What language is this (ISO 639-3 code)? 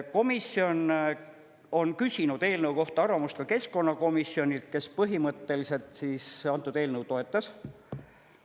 est